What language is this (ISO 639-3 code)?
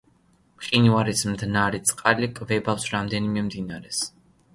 kat